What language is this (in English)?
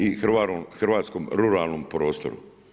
Croatian